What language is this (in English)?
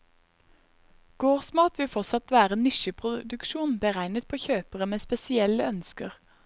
Norwegian